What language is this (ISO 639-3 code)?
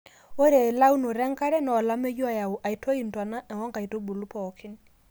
mas